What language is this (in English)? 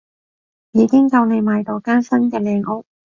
Cantonese